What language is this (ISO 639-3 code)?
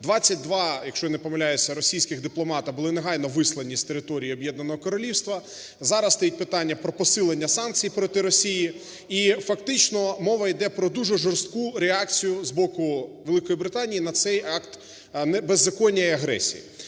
ukr